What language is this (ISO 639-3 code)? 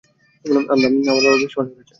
ben